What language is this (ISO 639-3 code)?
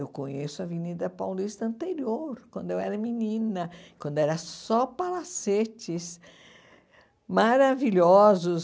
por